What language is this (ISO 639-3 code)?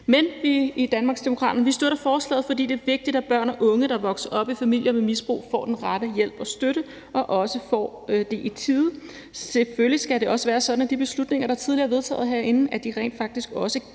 dan